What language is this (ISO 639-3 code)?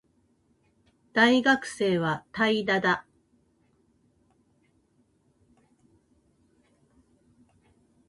jpn